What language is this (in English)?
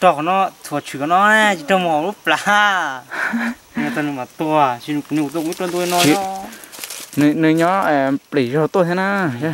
Vietnamese